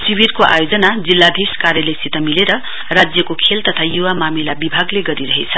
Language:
Nepali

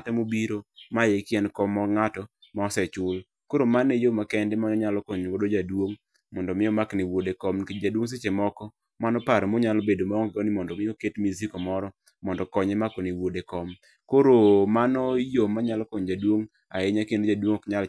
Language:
Luo (Kenya and Tanzania)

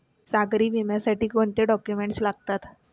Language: Marathi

